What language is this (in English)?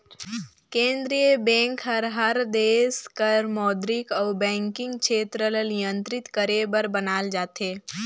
Chhattisgarhi